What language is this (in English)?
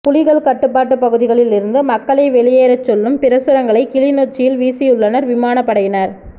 Tamil